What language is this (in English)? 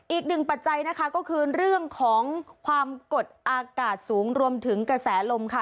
Thai